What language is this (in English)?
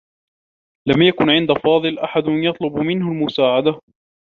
Arabic